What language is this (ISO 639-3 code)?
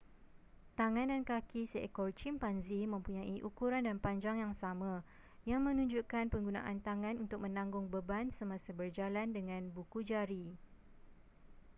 msa